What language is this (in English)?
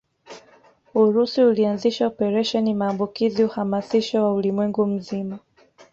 Swahili